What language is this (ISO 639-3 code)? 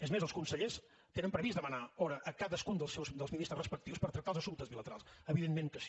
cat